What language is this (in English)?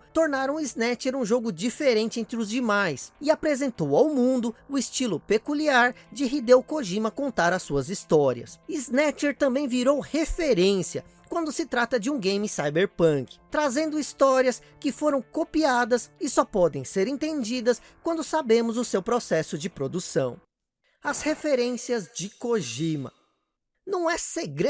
Portuguese